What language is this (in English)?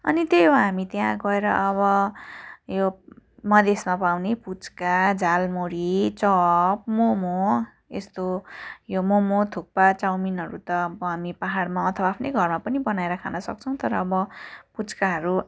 Nepali